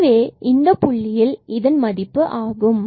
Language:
Tamil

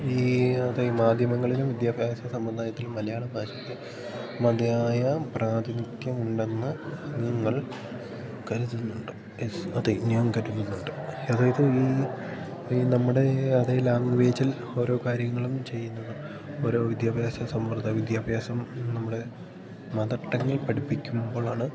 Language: Malayalam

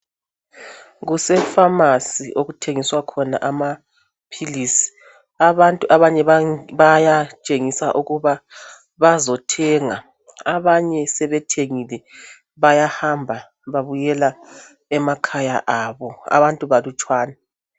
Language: North Ndebele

